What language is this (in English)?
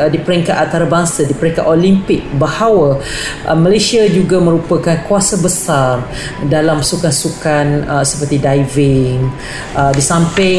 Malay